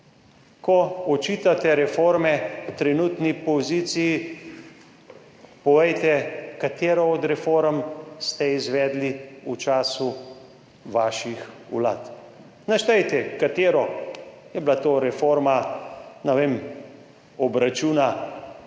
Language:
Slovenian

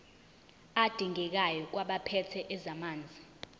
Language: Zulu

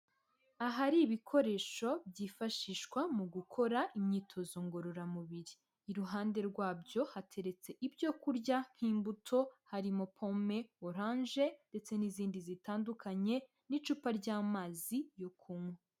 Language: Kinyarwanda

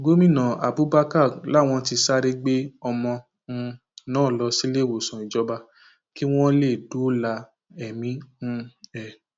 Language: Yoruba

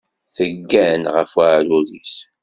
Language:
Kabyle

